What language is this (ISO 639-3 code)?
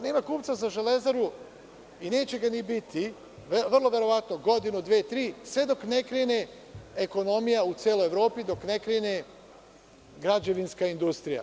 srp